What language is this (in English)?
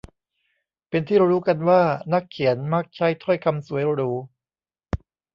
Thai